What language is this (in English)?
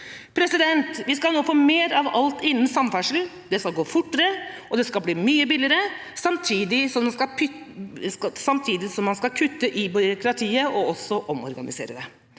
Norwegian